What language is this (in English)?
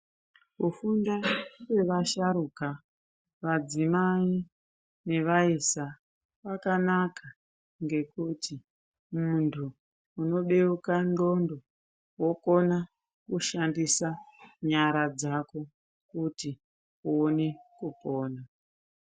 Ndau